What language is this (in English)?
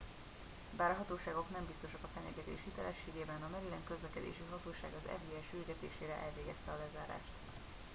Hungarian